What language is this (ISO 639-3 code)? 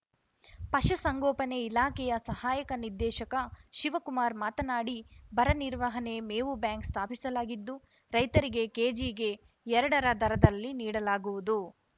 kan